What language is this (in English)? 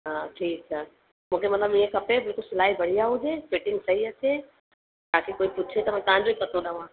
Sindhi